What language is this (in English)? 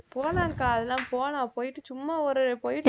Tamil